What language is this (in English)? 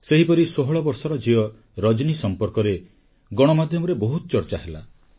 Odia